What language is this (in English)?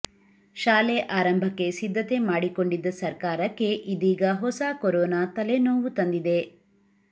Kannada